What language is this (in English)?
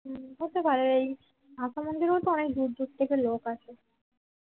Bangla